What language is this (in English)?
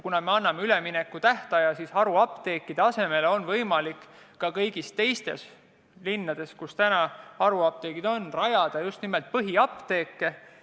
Estonian